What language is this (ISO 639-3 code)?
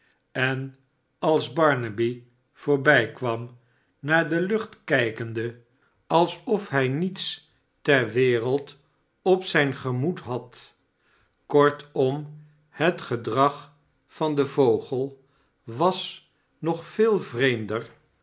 nld